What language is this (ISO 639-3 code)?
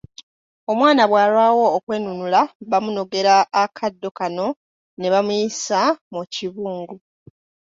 lug